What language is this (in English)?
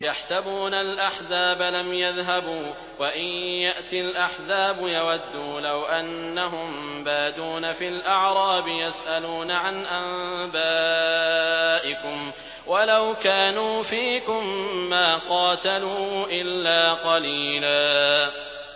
Arabic